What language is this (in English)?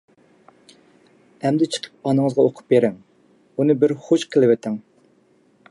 Uyghur